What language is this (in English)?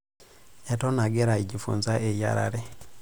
Masai